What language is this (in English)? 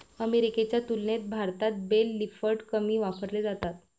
Marathi